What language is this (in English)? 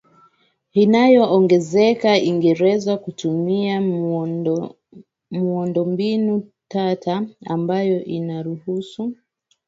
Swahili